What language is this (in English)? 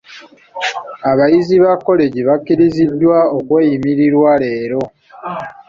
Ganda